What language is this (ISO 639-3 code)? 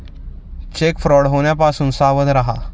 mar